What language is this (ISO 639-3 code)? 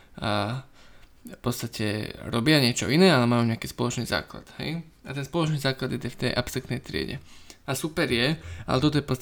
slk